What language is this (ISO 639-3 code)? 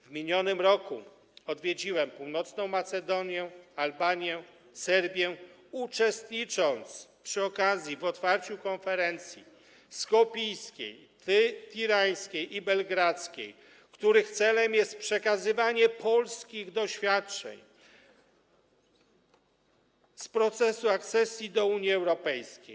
pol